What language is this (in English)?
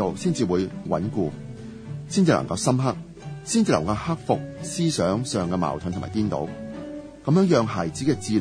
Chinese